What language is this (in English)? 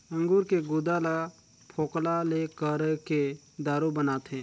Chhattisgarhi